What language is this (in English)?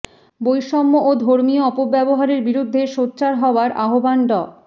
Bangla